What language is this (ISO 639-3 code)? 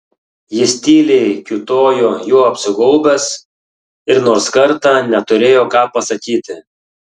lit